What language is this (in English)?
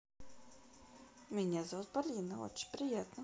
Russian